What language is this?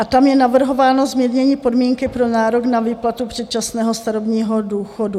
Czech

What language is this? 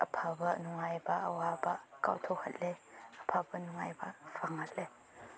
Manipuri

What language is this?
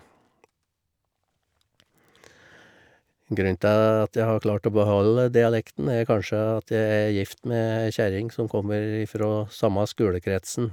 Norwegian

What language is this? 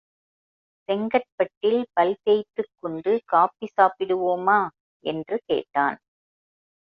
Tamil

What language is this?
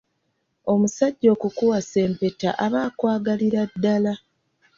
Ganda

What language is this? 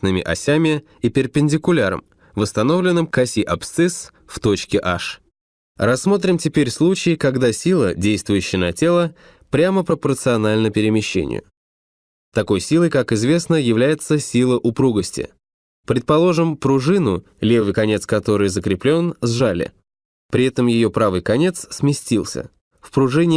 Russian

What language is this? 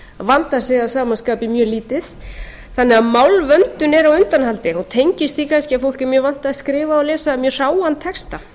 Icelandic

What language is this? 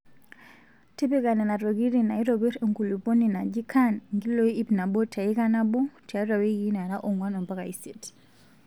Masai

